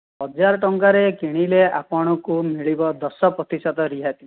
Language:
Odia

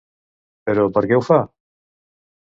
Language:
Catalan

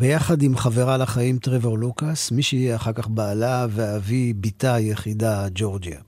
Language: Hebrew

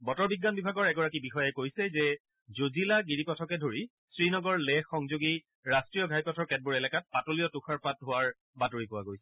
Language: Assamese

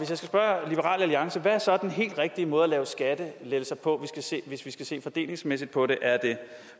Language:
Danish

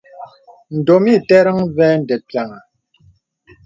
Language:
Bebele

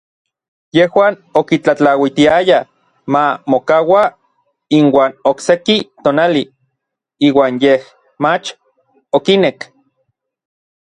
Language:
Orizaba Nahuatl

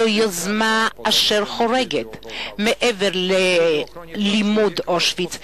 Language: Hebrew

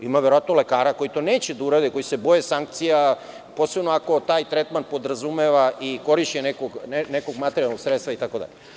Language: Serbian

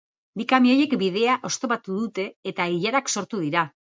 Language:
Basque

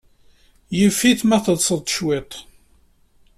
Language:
Kabyle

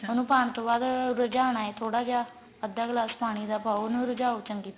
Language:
Punjabi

